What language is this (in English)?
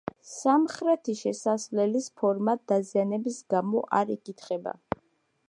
Georgian